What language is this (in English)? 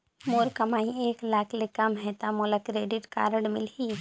Chhattisgarhi